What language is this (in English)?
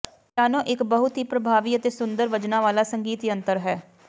Punjabi